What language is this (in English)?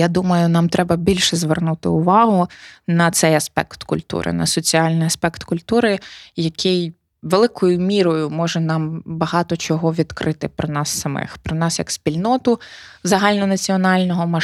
Ukrainian